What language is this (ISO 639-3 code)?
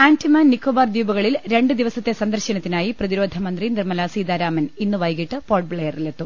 mal